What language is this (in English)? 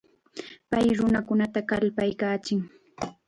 Chiquián Ancash Quechua